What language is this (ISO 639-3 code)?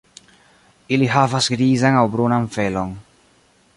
epo